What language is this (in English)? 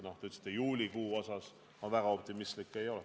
Estonian